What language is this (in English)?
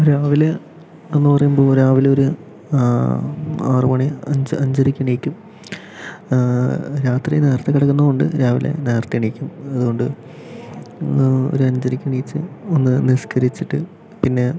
Malayalam